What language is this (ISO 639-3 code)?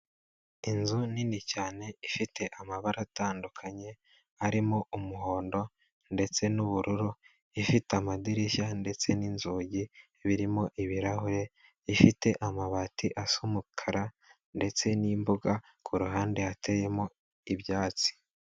kin